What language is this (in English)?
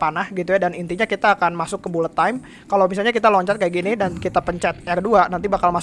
Indonesian